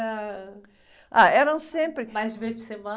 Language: Portuguese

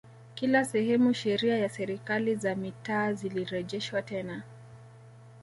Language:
Swahili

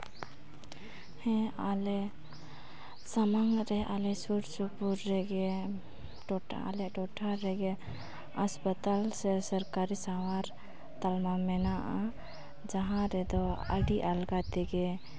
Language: Santali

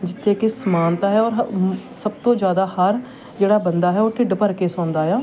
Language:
Punjabi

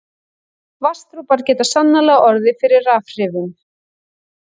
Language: Icelandic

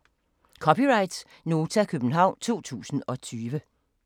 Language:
Danish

